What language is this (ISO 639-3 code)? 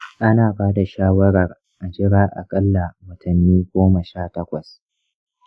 hau